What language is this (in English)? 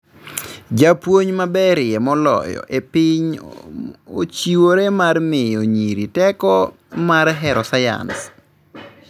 Luo (Kenya and Tanzania)